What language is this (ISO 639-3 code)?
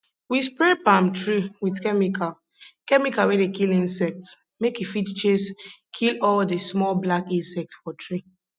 pcm